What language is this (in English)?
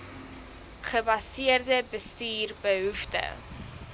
Afrikaans